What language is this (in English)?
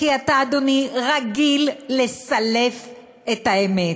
Hebrew